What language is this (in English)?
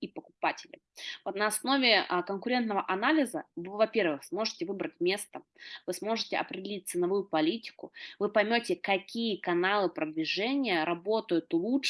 Russian